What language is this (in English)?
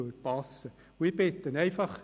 Swiss German